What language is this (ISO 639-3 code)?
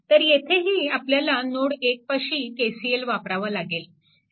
mar